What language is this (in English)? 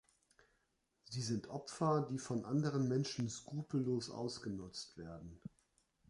German